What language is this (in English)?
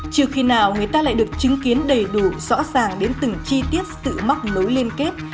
Vietnamese